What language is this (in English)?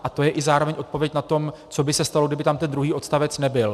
Czech